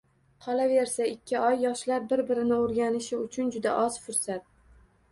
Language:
Uzbek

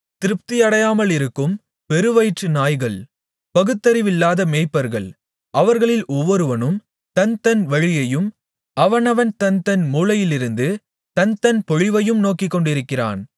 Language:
Tamil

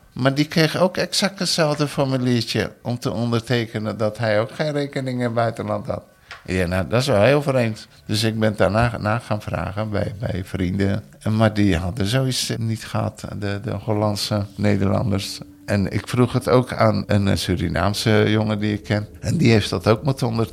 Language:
Dutch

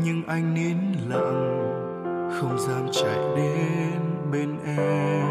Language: Vietnamese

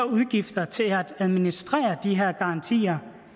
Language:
Danish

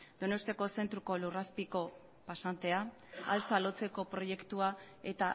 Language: Basque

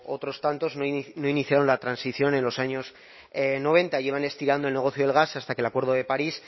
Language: Spanish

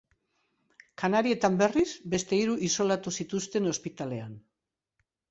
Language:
Basque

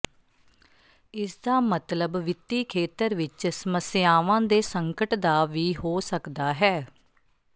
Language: Punjabi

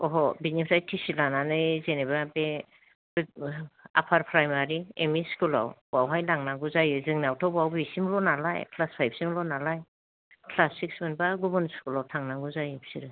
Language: Bodo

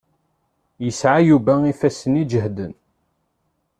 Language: Kabyle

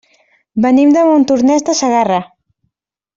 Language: Catalan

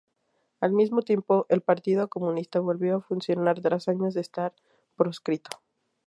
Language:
Spanish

